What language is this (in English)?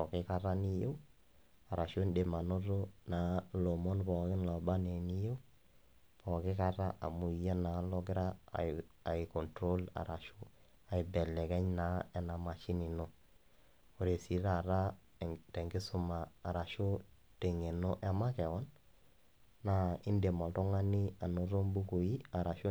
Masai